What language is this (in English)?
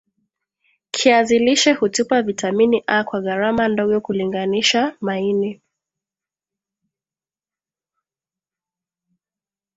Swahili